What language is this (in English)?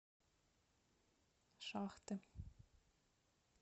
Russian